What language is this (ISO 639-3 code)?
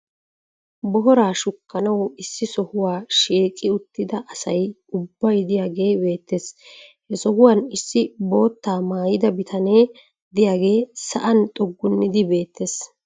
wal